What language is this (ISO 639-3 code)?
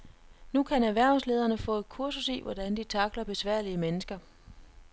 dan